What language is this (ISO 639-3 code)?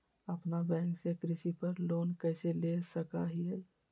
mag